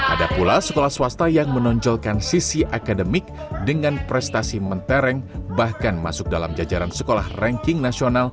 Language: Indonesian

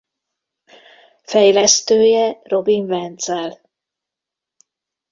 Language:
Hungarian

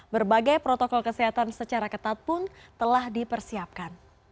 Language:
Indonesian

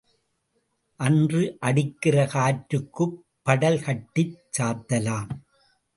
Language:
Tamil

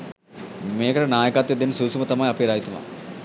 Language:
Sinhala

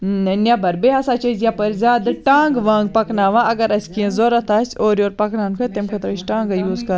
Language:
Kashmiri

